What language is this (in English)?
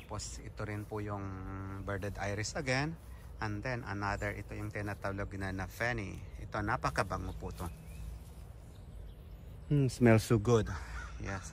Filipino